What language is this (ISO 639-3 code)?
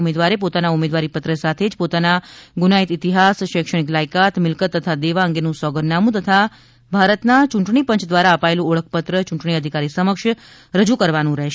guj